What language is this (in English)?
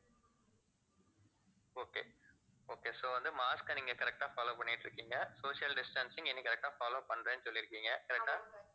Tamil